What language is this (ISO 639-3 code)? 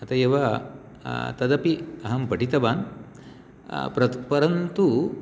san